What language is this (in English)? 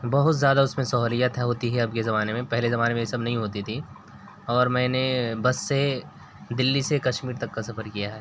Urdu